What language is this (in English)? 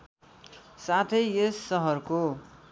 Nepali